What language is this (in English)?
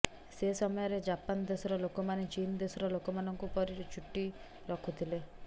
Odia